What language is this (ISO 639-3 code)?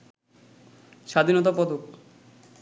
ben